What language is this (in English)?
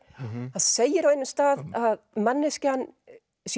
Icelandic